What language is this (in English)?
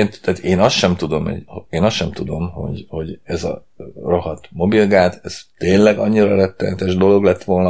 Hungarian